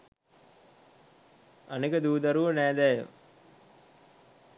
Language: Sinhala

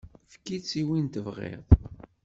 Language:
Kabyle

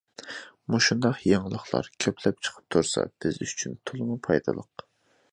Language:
Uyghur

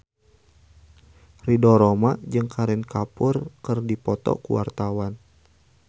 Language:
Sundanese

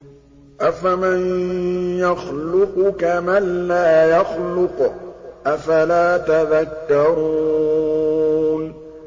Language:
Arabic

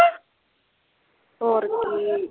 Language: Punjabi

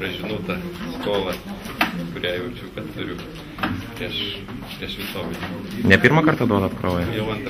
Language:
Romanian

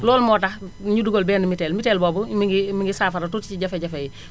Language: Wolof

